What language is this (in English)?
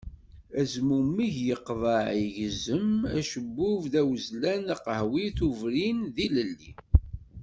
Kabyle